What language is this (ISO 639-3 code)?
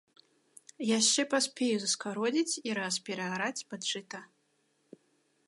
bel